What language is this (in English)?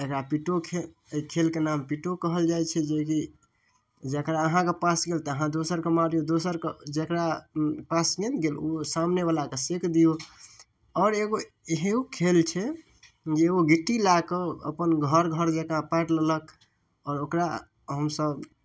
Maithili